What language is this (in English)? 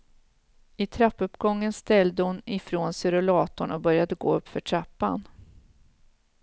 Swedish